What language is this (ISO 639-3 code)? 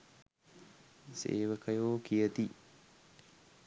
sin